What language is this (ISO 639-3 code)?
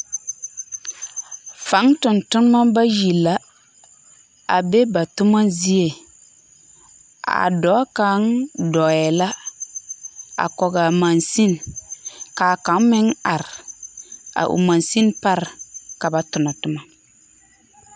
dga